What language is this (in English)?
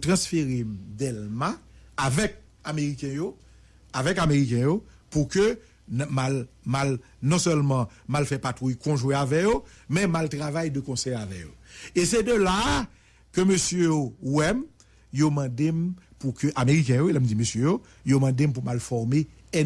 French